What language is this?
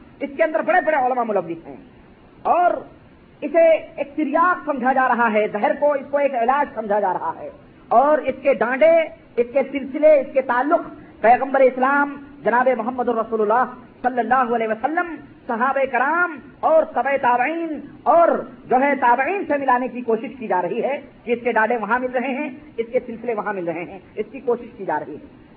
Urdu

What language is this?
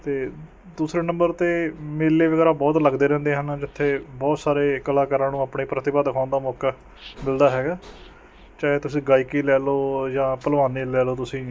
Punjabi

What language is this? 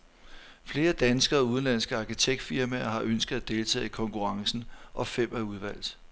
Danish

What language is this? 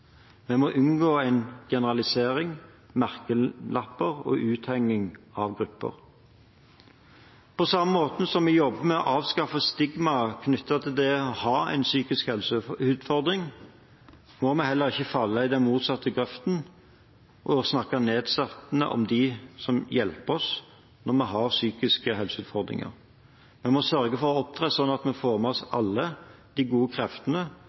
Norwegian Bokmål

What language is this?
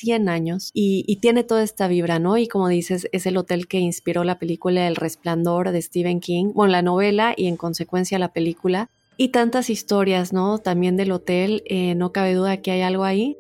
Spanish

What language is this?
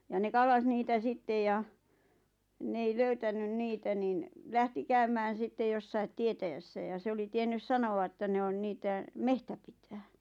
Finnish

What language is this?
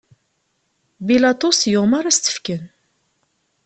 Kabyle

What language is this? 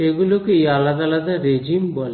Bangla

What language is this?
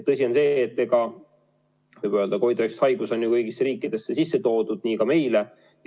Estonian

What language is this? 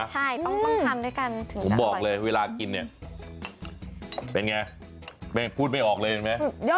Thai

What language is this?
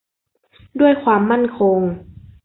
Thai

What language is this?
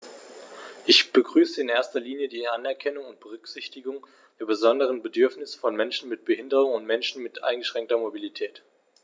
German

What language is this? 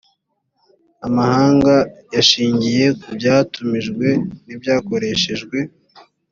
Kinyarwanda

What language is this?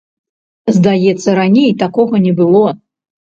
Belarusian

